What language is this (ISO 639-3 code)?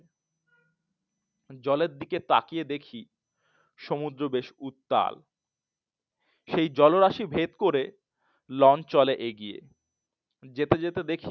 ben